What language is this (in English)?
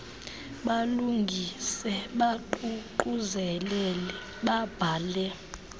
Xhosa